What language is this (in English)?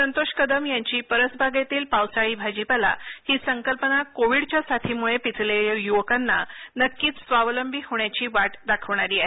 Marathi